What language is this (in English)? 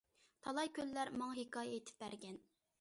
Uyghur